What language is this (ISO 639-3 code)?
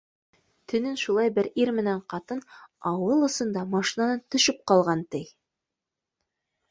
bak